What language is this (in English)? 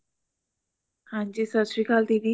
Punjabi